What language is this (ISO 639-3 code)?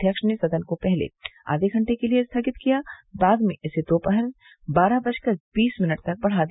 hin